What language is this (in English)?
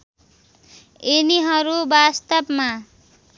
Nepali